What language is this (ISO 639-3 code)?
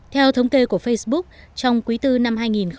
vie